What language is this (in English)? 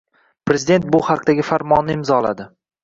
Uzbek